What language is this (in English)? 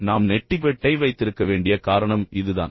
Tamil